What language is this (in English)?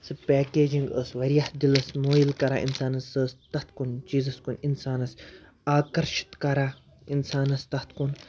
Kashmiri